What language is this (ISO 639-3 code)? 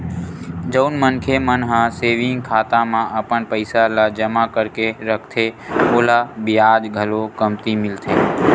hne